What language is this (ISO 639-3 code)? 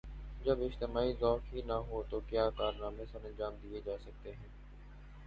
urd